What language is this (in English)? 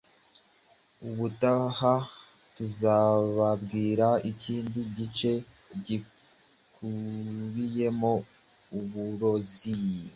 Kinyarwanda